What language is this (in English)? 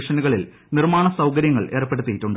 Malayalam